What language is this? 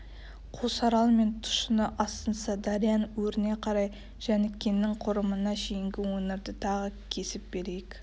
Kazakh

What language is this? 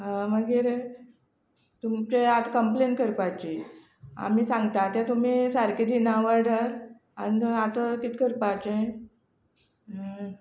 Konkani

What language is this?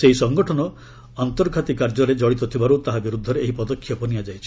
Odia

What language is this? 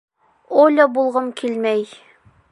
Bashkir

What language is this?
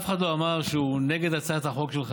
Hebrew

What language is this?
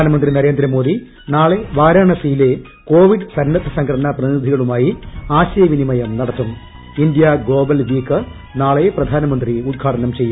Malayalam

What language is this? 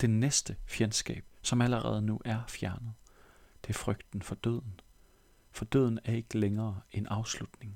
Danish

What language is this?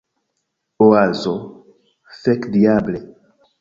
Esperanto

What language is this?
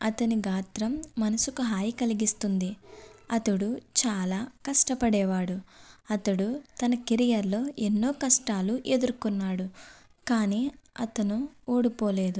Telugu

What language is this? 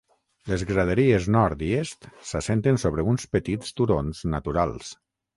Catalan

